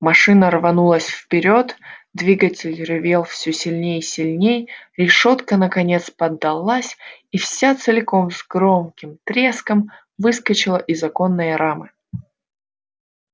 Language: Russian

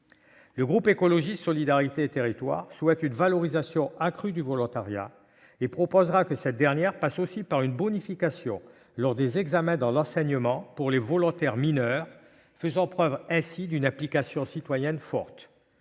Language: French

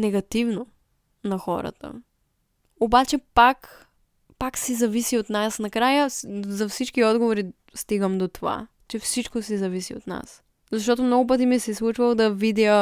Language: Bulgarian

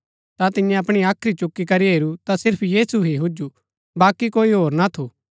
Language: Gaddi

